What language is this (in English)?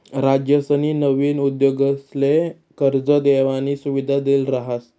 Marathi